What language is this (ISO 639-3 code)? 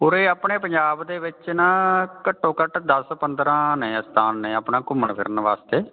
pan